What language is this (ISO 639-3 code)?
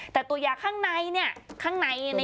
tha